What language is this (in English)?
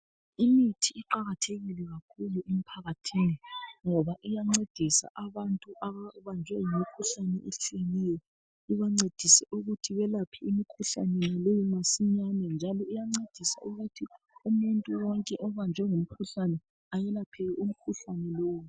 North Ndebele